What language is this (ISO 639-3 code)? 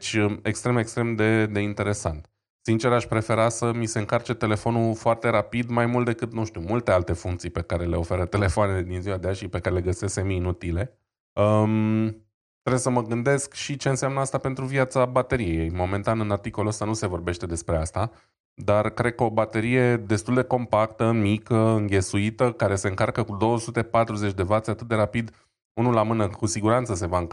ron